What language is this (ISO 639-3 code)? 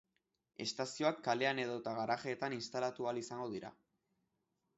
eus